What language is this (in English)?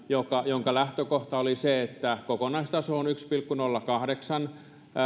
Finnish